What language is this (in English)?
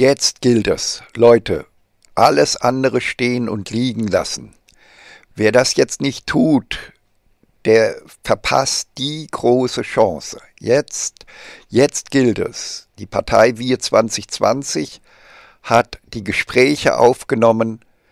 German